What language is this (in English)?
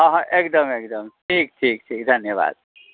Maithili